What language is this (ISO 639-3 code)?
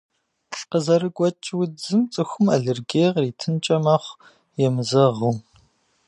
kbd